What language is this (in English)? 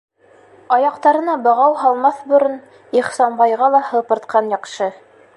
Bashkir